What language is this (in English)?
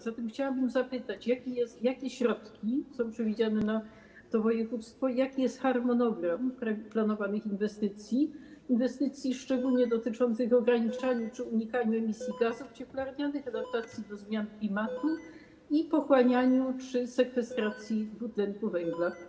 Polish